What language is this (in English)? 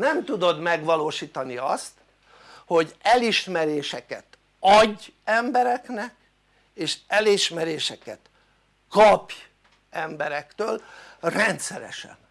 Hungarian